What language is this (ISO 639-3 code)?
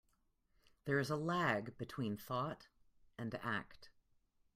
eng